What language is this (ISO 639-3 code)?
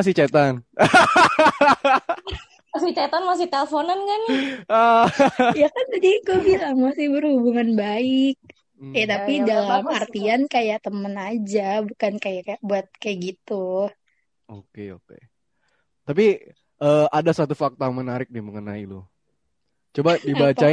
ind